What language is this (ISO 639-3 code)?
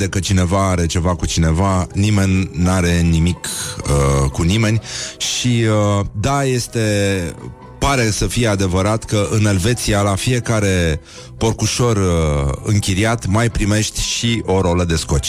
ron